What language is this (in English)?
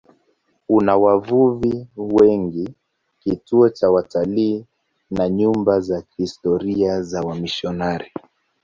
Swahili